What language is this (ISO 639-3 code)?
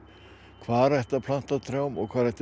isl